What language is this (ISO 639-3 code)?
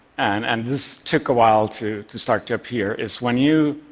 eng